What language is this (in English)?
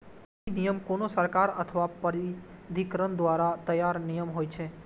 Maithili